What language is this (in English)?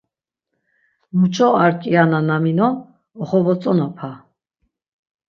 Laz